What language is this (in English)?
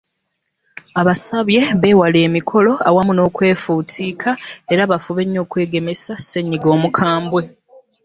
Ganda